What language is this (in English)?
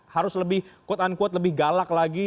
Indonesian